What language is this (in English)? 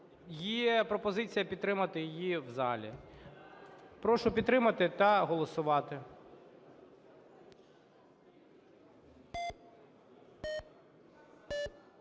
Ukrainian